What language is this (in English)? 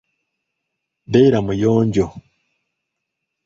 Ganda